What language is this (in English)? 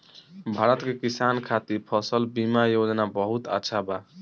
Bhojpuri